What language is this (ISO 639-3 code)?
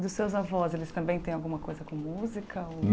por